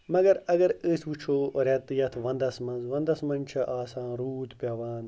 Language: Kashmiri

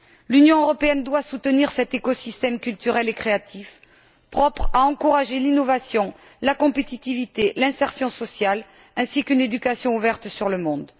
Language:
French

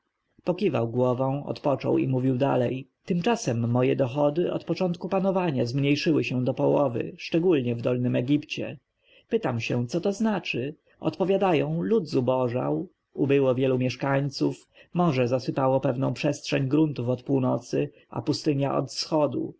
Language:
Polish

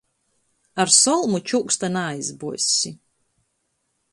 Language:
Latgalian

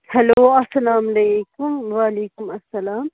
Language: Kashmiri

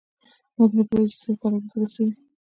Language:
Pashto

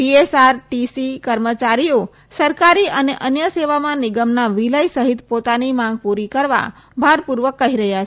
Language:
Gujarati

